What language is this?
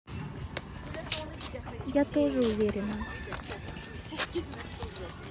Russian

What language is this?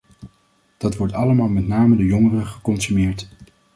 Dutch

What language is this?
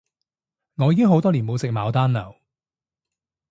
Cantonese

